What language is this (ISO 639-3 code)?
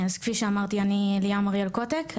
heb